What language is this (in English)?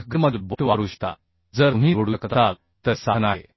Marathi